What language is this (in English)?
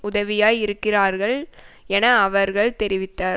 Tamil